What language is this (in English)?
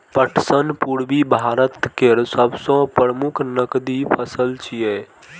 Maithili